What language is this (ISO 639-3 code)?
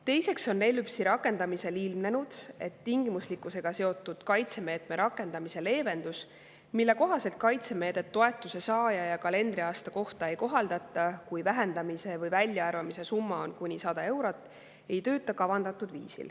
est